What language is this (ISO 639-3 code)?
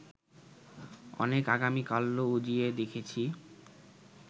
ben